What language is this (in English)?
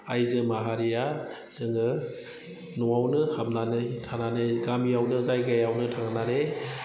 Bodo